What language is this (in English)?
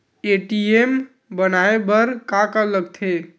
Chhattisgarhi